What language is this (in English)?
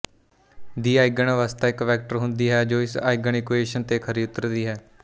Punjabi